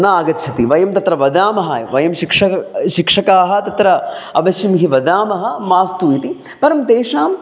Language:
Sanskrit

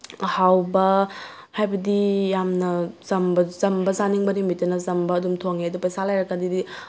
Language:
Manipuri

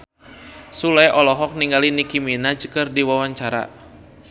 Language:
Sundanese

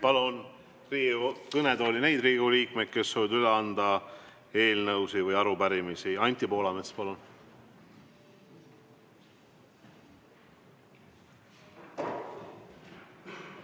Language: Estonian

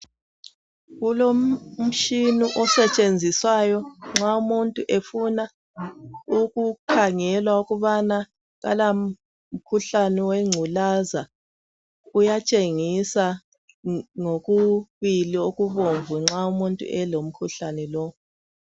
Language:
North Ndebele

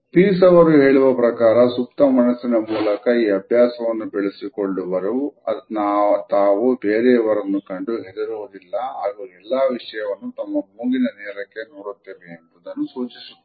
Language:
Kannada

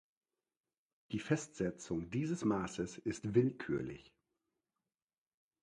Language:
German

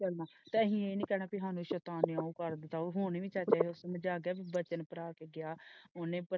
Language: Punjabi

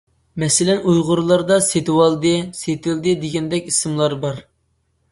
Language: Uyghur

